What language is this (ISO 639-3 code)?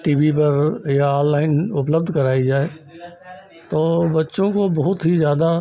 hin